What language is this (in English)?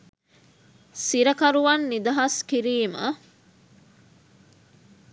Sinhala